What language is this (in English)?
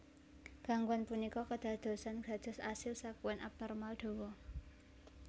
Javanese